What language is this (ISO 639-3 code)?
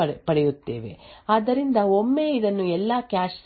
kan